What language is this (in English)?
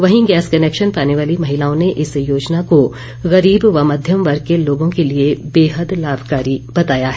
Hindi